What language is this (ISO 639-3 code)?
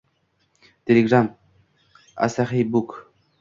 uzb